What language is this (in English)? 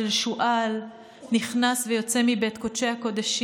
Hebrew